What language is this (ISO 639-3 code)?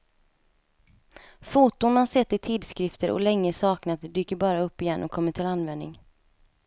swe